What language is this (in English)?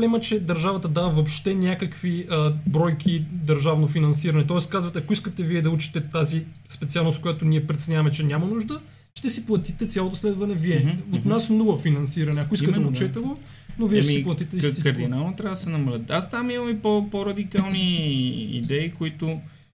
Bulgarian